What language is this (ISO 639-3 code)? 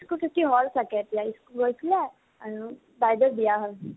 asm